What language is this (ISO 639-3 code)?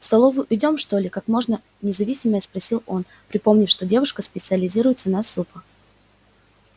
rus